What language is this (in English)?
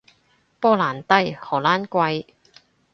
Cantonese